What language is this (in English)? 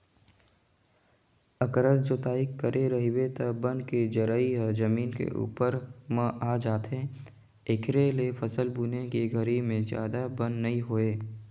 Chhattisgarhi